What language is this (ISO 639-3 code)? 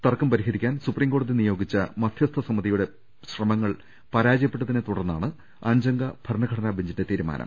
mal